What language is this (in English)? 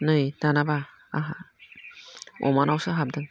Bodo